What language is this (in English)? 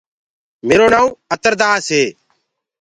Gurgula